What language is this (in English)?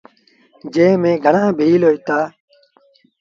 Sindhi Bhil